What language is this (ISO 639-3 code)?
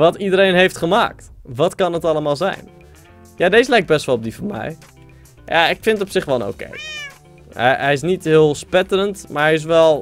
nld